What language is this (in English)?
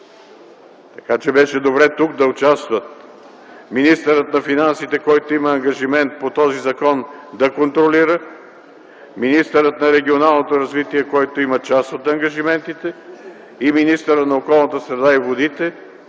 Bulgarian